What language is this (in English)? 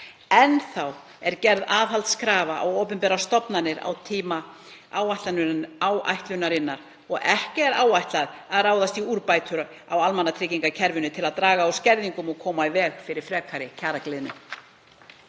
Icelandic